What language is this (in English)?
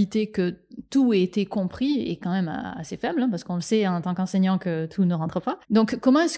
French